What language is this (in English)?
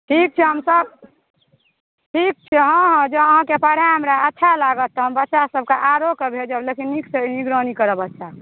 Maithili